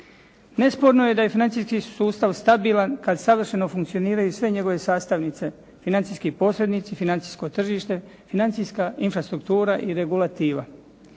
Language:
Croatian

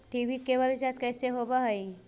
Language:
Magahi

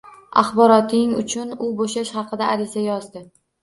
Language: Uzbek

